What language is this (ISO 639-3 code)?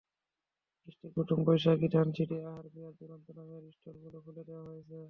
ben